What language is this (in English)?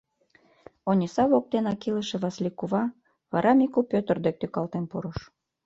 Mari